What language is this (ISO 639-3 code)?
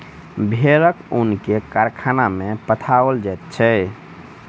mai